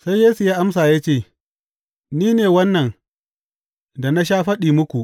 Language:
Hausa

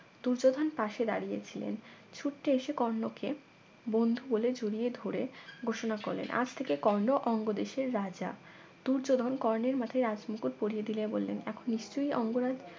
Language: Bangla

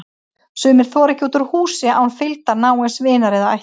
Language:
Icelandic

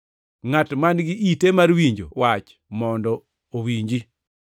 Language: Luo (Kenya and Tanzania)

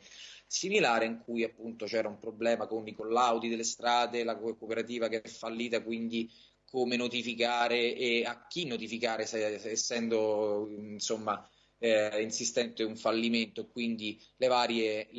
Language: Italian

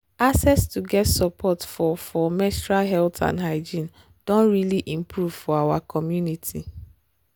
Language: Nigerian Pidgin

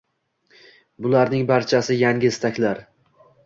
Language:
Uzbek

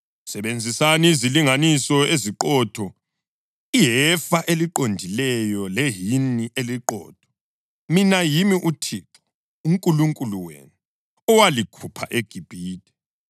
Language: North Ndebele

